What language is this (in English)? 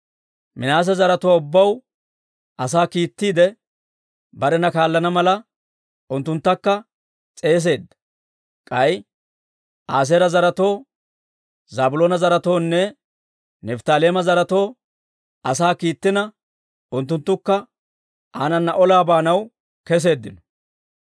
Dawro